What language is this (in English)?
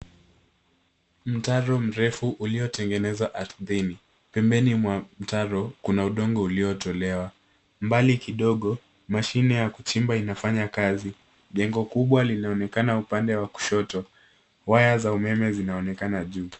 Swahili